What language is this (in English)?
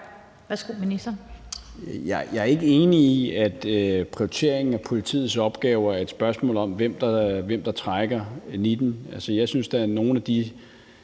Danish